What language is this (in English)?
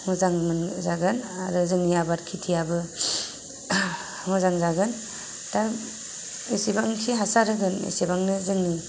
Bodo